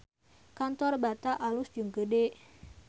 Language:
Sundanese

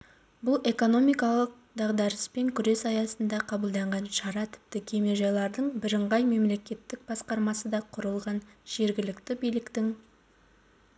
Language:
Kazakh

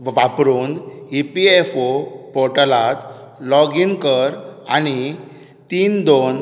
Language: Konkani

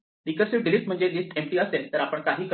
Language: Marathi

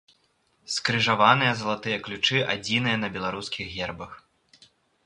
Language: Belarusian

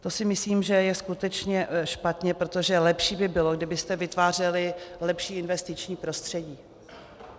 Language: Czech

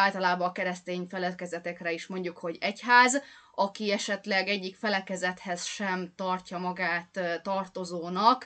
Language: Hungarian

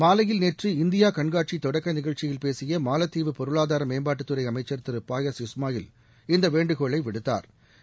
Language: Tamil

